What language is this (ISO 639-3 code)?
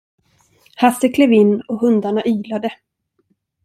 swe